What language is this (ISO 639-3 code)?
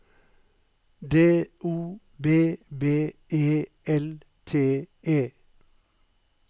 nor